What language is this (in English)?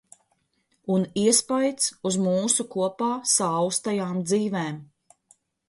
Latvian